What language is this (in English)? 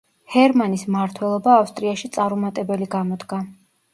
Georgian